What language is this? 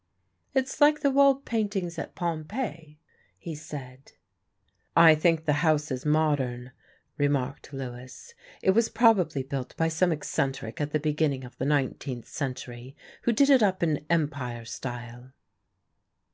English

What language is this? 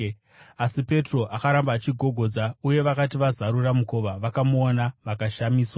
Shona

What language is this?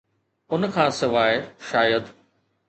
Sindhi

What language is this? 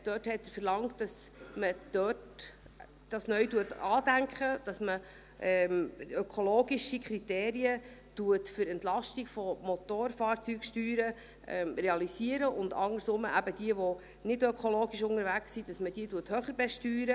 Swiss German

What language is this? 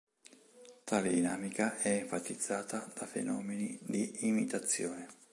Italian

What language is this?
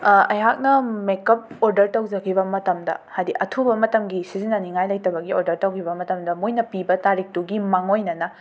Manipuri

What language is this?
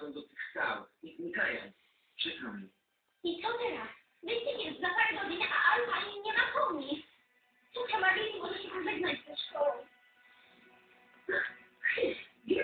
Polish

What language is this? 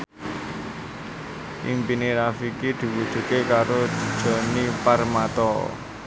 Javanese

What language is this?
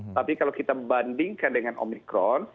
Indonesian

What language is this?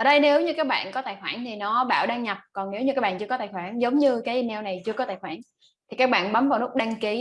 Vietnamese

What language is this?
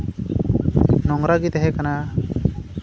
Santali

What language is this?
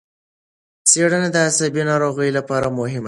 Pashto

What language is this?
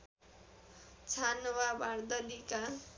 Nepali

